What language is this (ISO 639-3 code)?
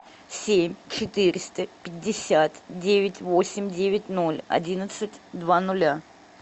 rus